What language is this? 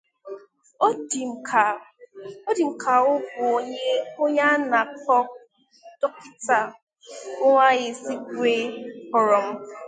Igbo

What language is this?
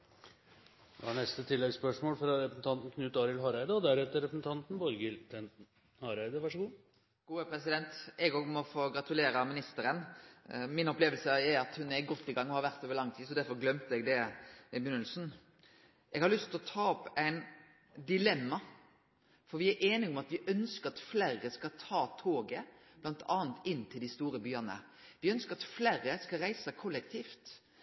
Norwegian Nynorsk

